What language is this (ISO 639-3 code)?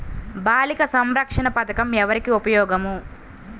tel